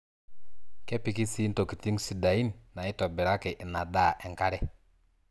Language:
Masai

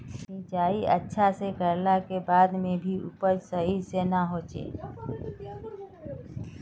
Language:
Magahi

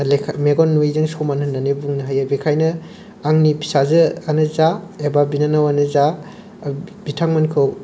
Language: Bodo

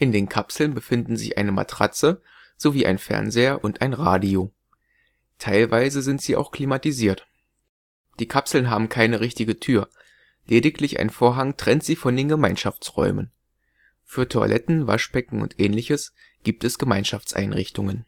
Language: German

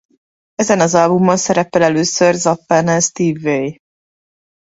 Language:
Hungarian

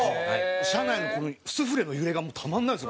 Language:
Japanese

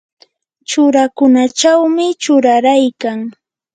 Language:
Yanahuanca Pasco Quechua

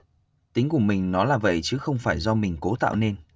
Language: Vietnamese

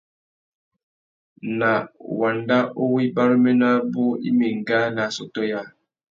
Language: Tuki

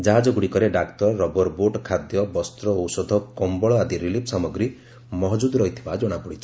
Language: Odia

